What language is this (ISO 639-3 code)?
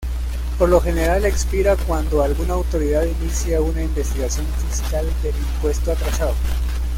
spa